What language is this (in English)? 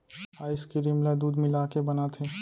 Chhattisgarhi